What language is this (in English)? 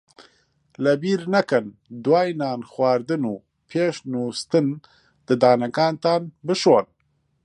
Central Kurdish